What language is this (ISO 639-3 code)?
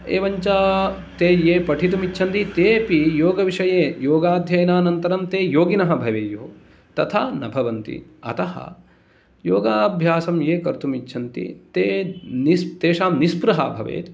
san